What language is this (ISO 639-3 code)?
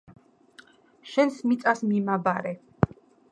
kat